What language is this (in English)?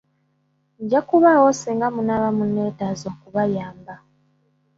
Ganda